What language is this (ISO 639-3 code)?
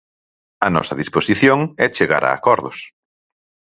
glg